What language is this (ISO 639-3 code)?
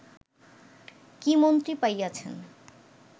ben